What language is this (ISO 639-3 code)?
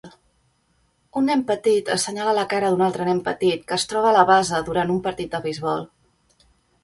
cat